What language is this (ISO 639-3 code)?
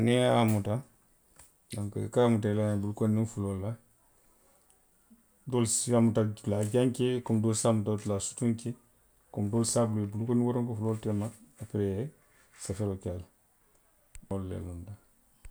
mlq